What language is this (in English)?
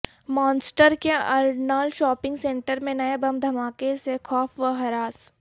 Urdu